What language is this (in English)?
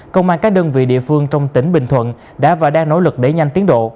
Vietnamese